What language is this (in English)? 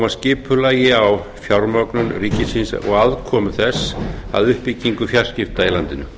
Icelandic